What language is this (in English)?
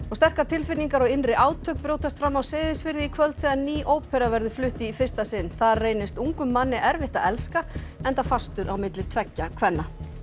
Icelandic